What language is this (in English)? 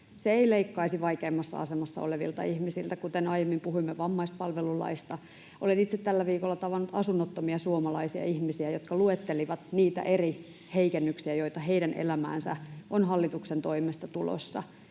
Finnish